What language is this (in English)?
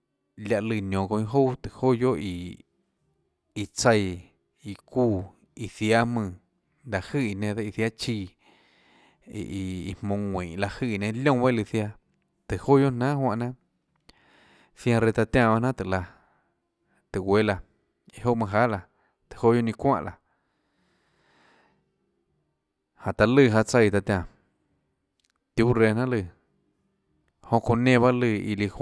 Tlacoatzintepec Chinantec